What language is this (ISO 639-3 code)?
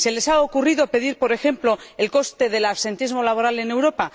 spa